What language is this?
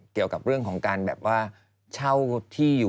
Thai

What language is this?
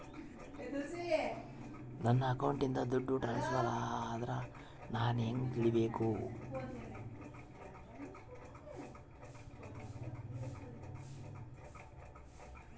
Kannada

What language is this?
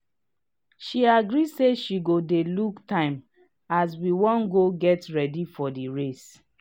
Nigerian Pidgin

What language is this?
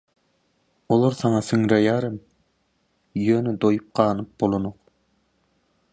Turkmen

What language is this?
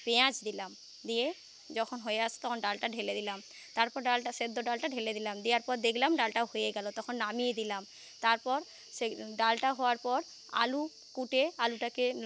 Bangla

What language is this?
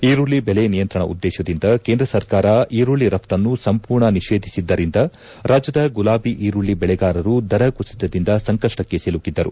Kannada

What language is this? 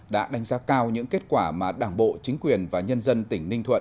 Vietnamese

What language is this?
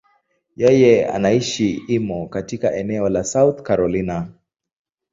Swahili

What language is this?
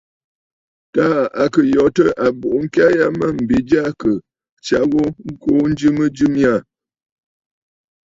Bafut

